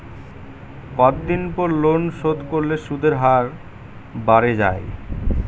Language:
Bangla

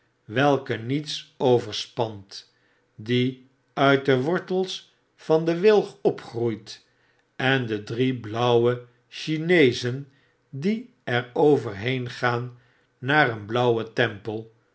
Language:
Dutch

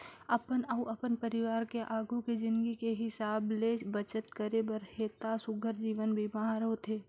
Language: Chhattisgarhi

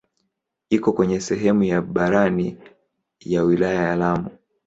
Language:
Swahili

